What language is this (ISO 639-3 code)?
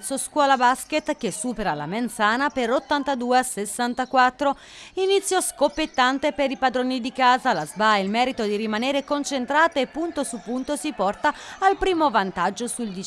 ita